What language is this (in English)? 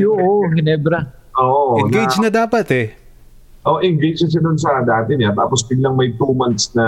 Filipino